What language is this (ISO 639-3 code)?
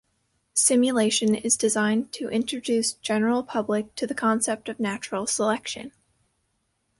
eng